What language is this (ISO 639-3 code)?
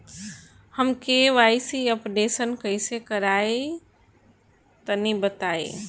bho